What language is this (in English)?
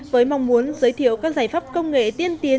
Vietnamese